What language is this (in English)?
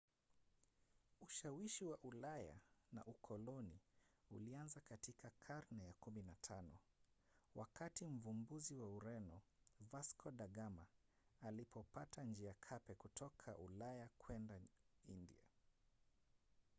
Swahili